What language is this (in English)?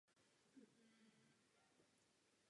Czech